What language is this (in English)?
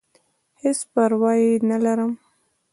Pashto